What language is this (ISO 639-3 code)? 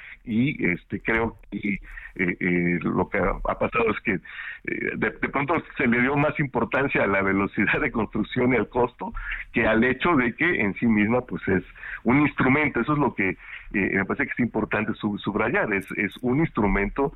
spa